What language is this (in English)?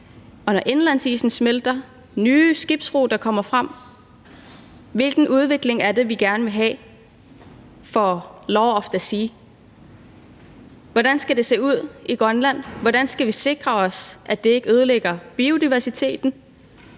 Danish